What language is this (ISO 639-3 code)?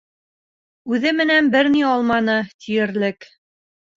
bak